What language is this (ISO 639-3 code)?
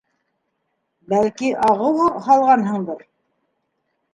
bak